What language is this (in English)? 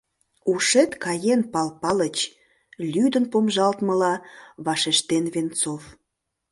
Mari